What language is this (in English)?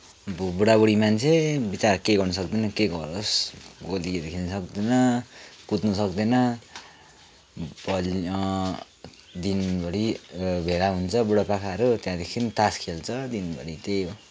Nepali